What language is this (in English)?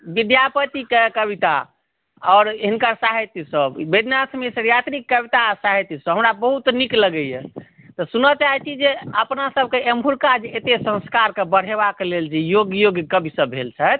Maithili